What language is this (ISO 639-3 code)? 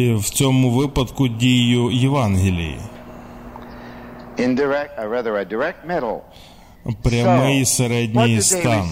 ukr